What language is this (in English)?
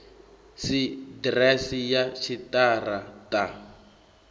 Venda